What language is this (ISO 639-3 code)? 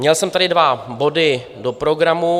ces